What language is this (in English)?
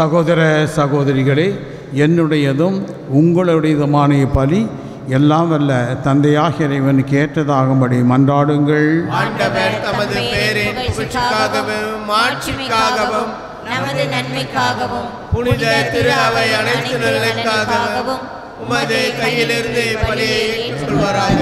Tamil